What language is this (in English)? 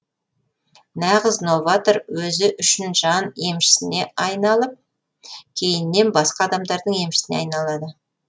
Kazakh